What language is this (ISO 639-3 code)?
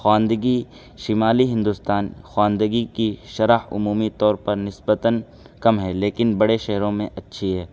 urd